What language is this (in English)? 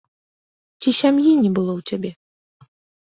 Belarusian